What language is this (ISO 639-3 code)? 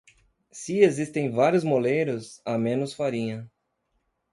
por